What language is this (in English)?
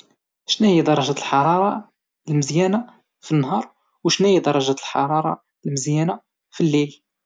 Moroccan Arabic